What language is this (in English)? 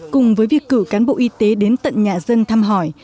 Vietnamese